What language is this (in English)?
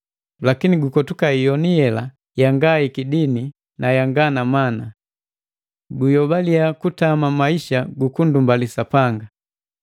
Matengo